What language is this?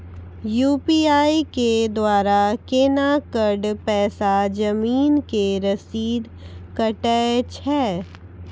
Maithili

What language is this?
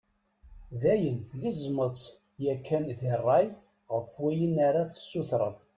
Kabyle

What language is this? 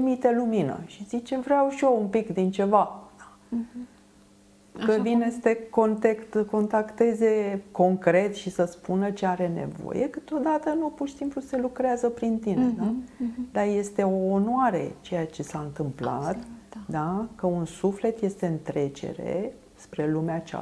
Romanian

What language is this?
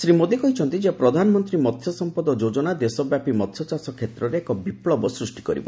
Odia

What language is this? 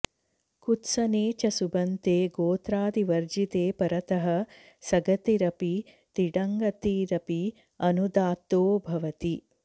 Sanskrit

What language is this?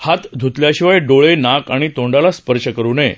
Marathi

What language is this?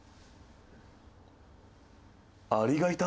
Japanese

